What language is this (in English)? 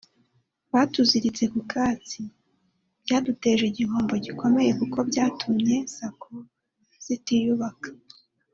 Kinyarwanda